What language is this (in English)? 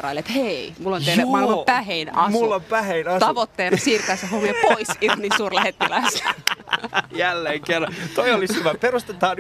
Finnish